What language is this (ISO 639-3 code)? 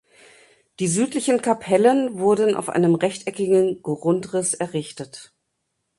deu